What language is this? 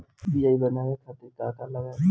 Bhojpuri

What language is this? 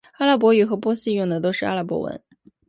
Chinese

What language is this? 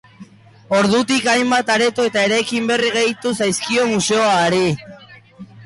Basque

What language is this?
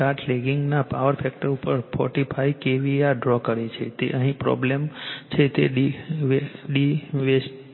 Gujarati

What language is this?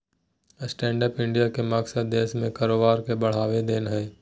Magahi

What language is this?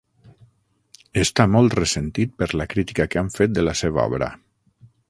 Catalan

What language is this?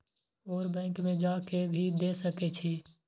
Maithili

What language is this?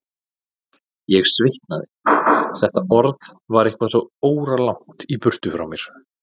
Icelandic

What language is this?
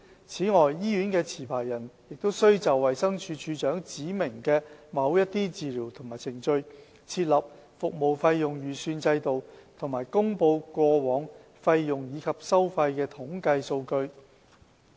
Cantonese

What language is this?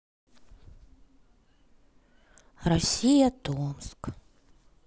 Russian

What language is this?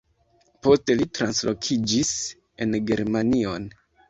Esperanto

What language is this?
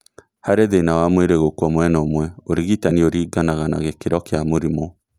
Kikuyu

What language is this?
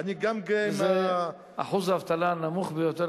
Hebrew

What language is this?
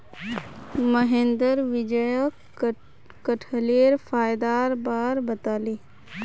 Magahi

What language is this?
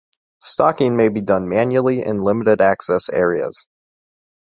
English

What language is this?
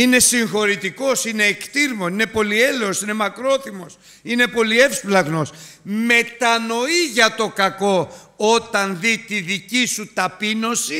Greek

